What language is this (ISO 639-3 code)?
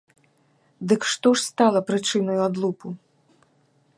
bel